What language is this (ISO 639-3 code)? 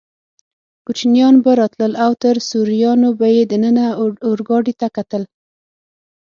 pus